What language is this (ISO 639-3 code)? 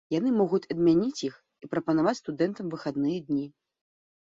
bel